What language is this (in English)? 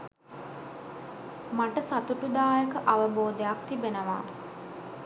Sinhala